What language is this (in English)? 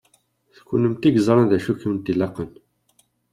Kabyle